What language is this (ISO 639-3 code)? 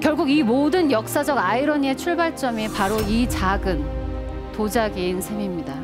kor